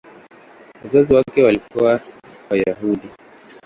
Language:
Swahili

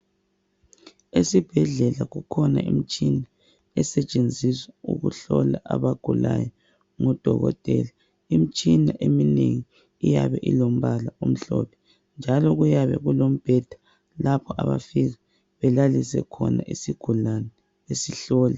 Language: North Ndebele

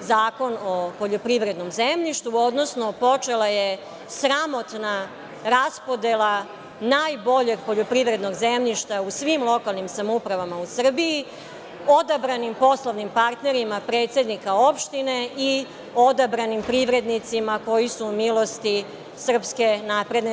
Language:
Serbian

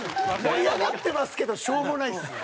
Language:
Japanese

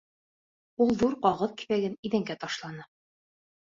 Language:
Bashkir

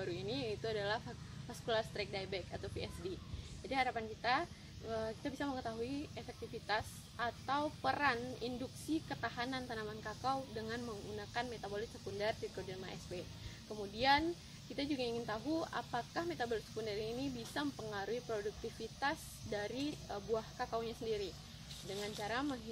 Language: Indonesian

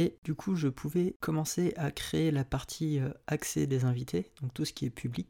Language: French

